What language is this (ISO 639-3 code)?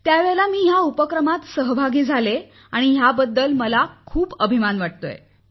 mar